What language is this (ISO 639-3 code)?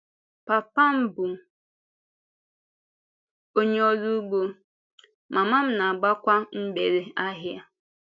ibo